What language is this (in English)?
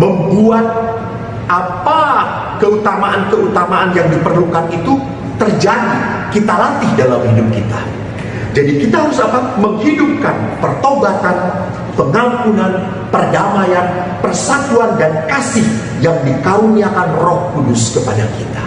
Indonesian